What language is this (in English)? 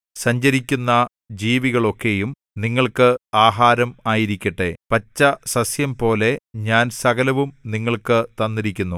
Malayalam